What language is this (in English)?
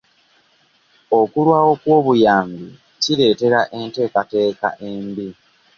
Ganda